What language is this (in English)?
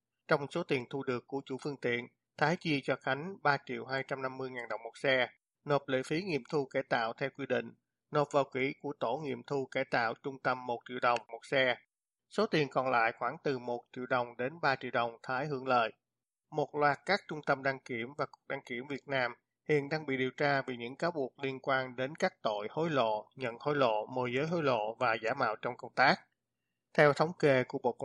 Vietnamese